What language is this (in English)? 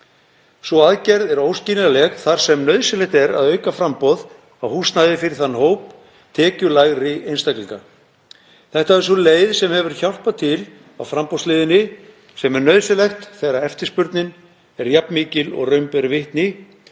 Icelandic